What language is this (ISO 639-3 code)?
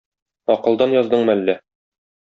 tat